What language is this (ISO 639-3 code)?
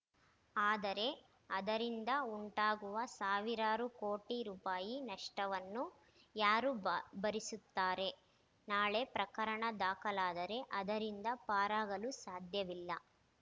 kan